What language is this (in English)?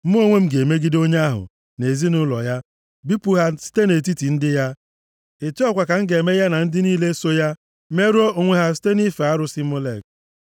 Igbo